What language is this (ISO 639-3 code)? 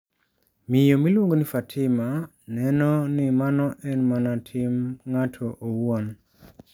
luo